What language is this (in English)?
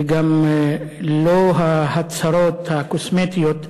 Hebrew